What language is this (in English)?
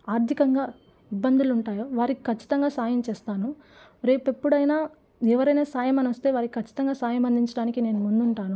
Telugu